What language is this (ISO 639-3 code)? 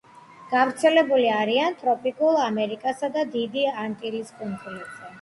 kat